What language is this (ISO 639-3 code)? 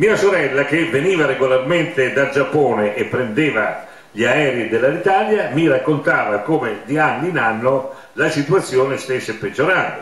ita